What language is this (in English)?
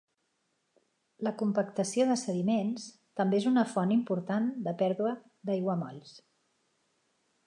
Catalan